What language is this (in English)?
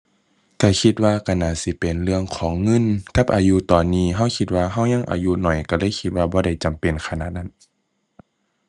Thai